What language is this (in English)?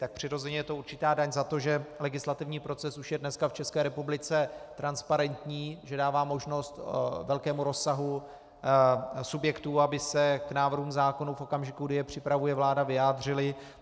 Czech